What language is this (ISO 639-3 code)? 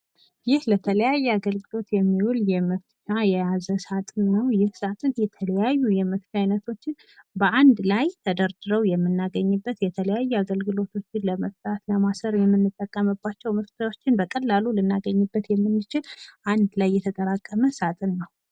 amh